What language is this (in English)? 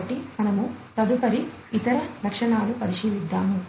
Telugu